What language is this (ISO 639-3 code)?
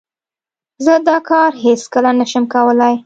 pus